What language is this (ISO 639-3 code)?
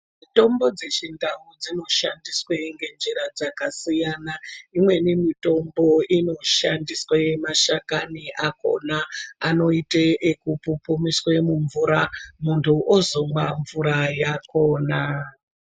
ndc